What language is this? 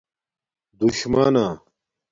Domaaki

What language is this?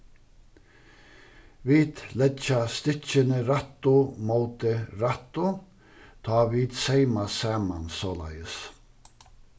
Faroese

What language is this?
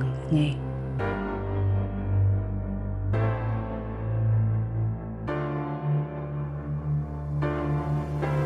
Vietnamese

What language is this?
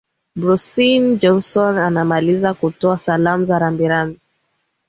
Swahili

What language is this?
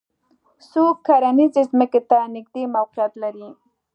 Pashto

